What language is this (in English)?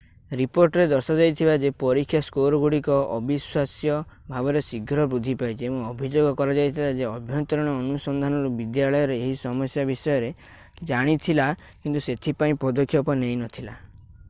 Odia